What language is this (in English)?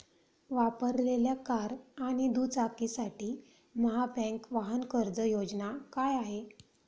Marathi